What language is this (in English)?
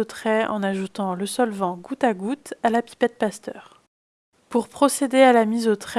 French